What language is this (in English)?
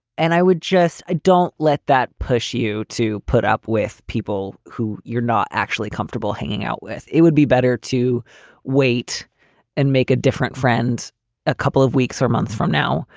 English